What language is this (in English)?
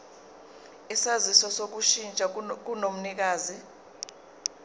Zulu